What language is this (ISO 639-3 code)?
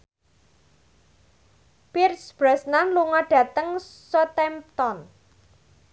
jav